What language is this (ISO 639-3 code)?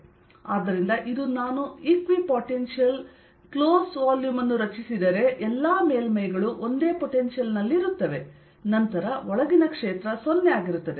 kan